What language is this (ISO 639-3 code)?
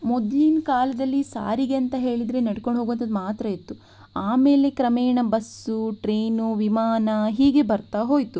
kan